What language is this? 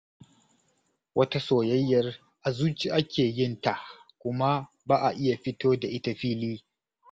Hausa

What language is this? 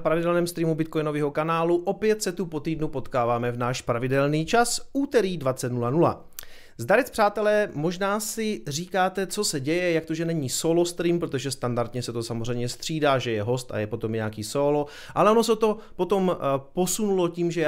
Czech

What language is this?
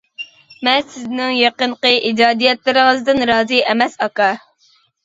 Uyghur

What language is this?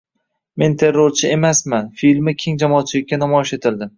Uzbek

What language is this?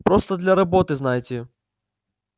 Russian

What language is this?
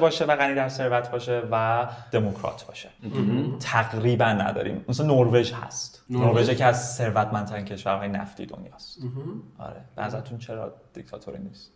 Persian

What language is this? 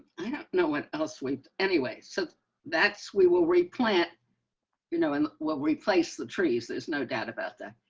English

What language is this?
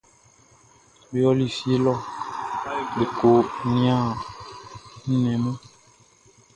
Baoulé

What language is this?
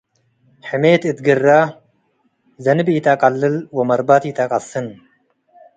Tigre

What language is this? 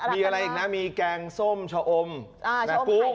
Thai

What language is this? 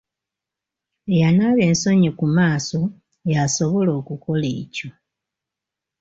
Ganda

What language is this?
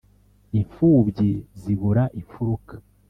Kinyarwanda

